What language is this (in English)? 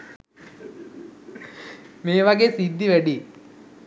Sinhala